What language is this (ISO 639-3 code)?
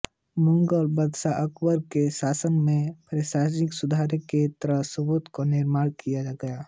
hin